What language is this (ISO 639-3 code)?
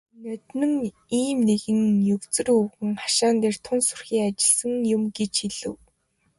mon